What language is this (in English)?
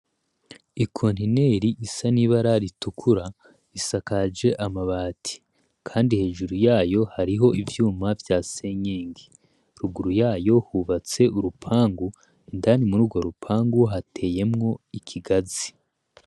Rundi